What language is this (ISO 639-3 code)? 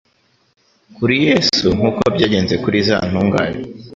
kin